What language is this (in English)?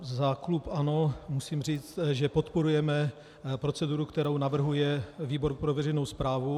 Czech